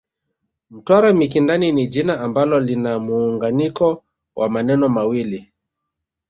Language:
Swahili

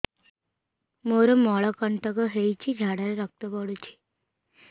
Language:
Odia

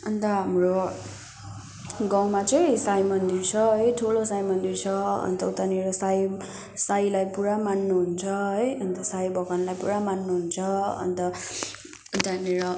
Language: Nepali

